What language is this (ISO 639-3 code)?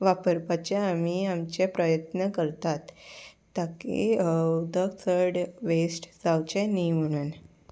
kok